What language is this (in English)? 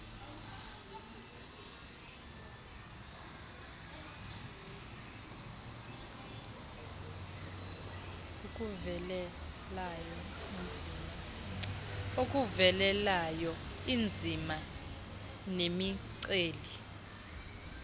Xhosa